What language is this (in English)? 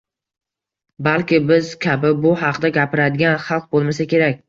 Uzbek